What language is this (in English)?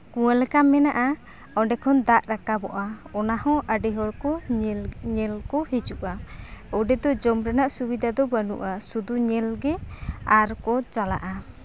Santali